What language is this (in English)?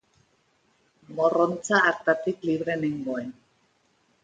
Basque